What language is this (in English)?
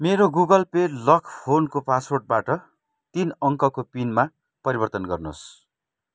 Nepali